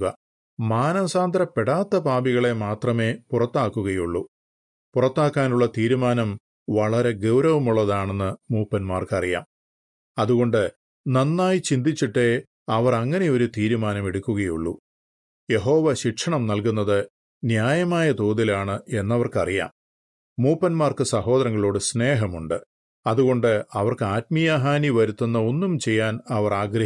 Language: Malayalam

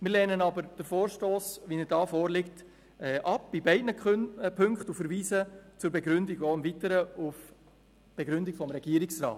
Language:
Swiss German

